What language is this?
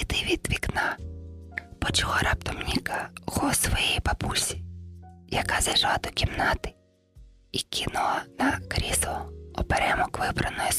Ukrainian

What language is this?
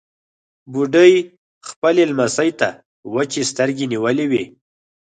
Pashto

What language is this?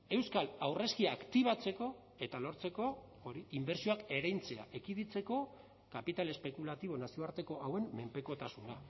Basque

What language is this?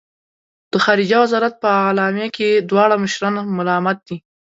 Pashto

